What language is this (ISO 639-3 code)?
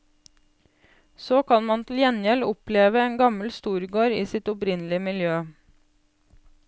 nor